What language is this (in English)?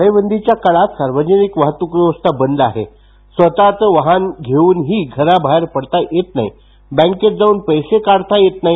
Marathi